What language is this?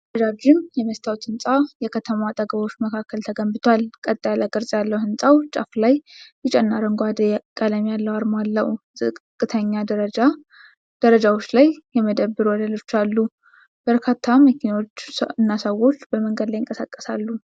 Amharic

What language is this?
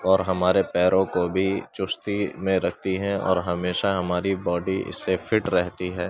Urdu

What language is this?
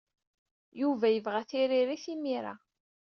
Kabyle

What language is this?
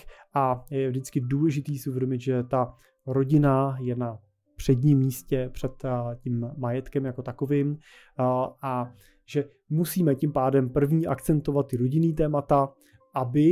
Czech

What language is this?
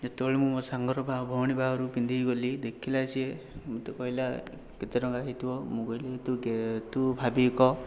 Odia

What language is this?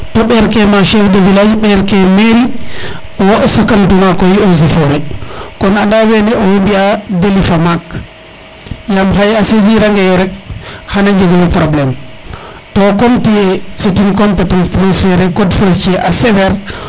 Serer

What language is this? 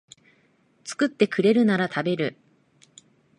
Japanese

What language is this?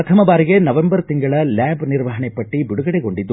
Kannada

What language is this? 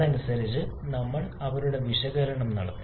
Malayalam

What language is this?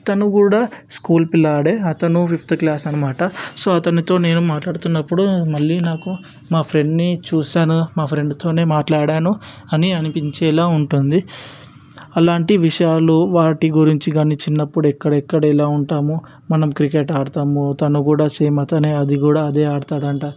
Telugu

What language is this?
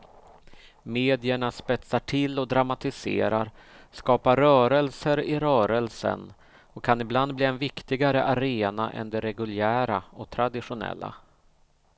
Swedish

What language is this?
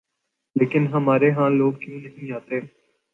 Urdu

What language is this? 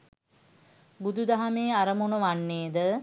Sinhala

